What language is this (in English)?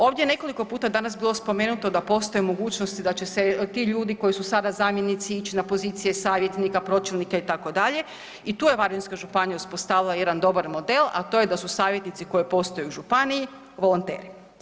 Croatian